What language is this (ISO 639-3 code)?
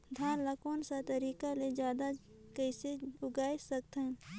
hne